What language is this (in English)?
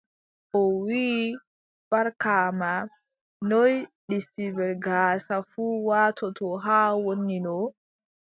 Adamawa Fulfulde